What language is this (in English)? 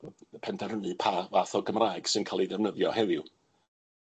Welsh